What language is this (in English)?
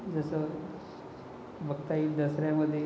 Marathi